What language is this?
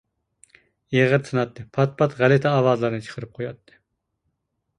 Uyghur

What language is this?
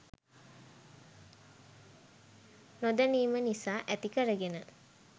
Sinhala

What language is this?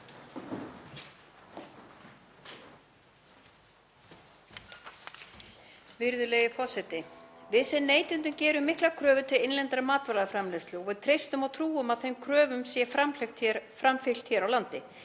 Icelandic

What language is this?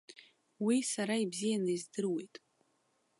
Abkhazian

